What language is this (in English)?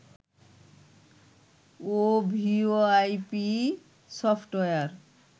Bangla